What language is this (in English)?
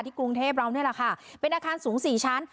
Thai